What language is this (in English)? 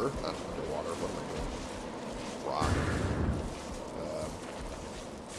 English